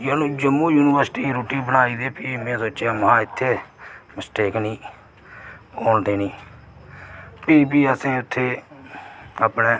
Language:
Dogri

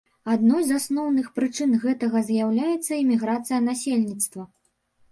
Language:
Belarusian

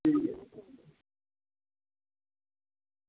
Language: Dogri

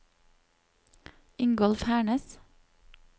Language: Norwegian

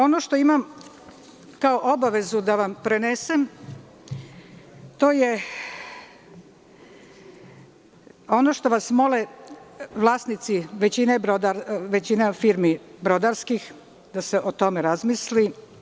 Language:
Serbian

